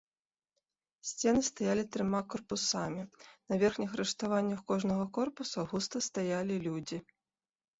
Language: Belarusian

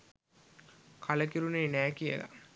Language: Sinhala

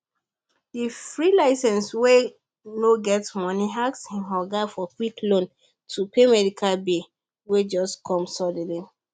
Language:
Nigerian Pidgin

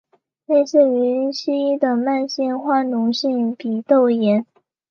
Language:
Chinese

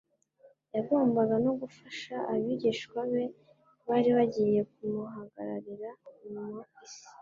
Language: Kinyarwanda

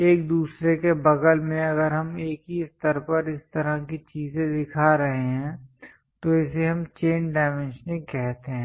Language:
Hindi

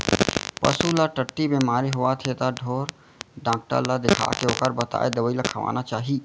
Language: Chhattisgarhi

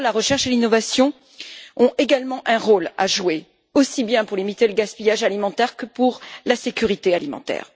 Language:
French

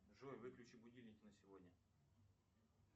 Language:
Russian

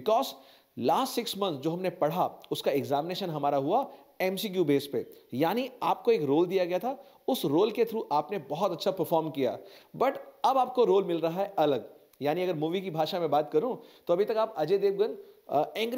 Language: Hindi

